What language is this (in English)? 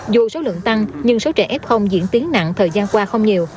Vietnamese